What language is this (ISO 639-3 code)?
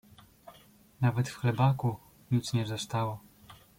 pol